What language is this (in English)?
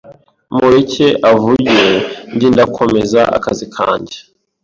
Kinyarwanda